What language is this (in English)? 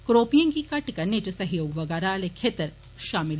Dogri